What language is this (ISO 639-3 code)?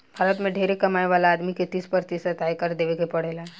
bho